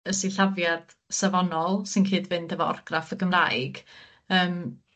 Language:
Welsh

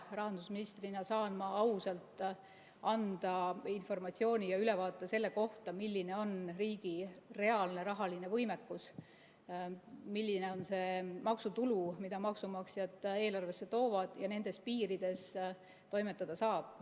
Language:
Estonian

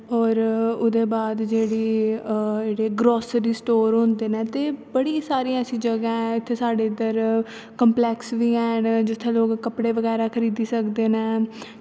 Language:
Dogri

